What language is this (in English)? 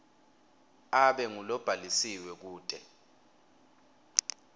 Swati